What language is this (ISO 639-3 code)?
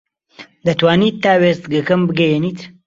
ckb